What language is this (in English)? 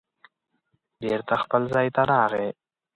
Pashto